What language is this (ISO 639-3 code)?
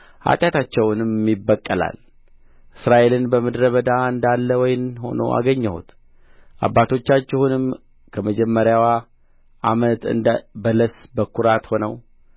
amh